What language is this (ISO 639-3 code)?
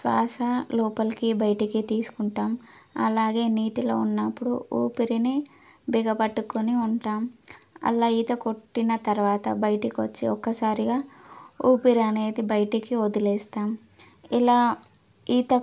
tel